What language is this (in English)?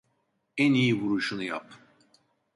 Turkish